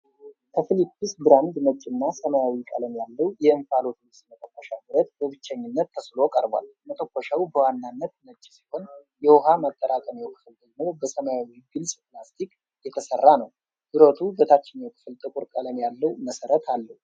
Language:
Amharic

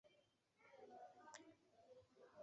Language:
Chinese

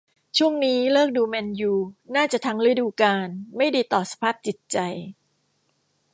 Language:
Thai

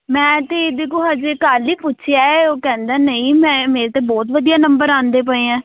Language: Punjabi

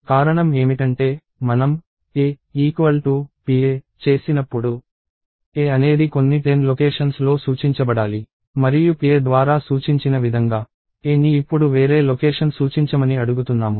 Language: Telugu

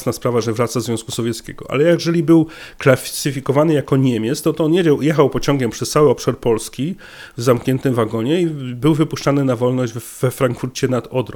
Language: Polish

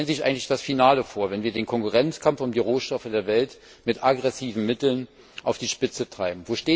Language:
German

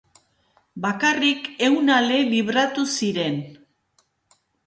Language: Basque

